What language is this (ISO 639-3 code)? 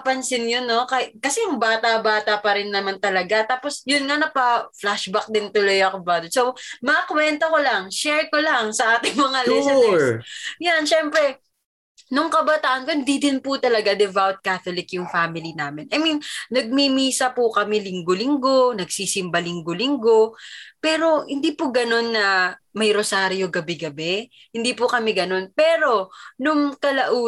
fil